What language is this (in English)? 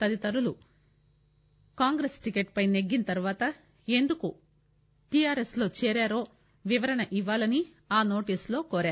Telugu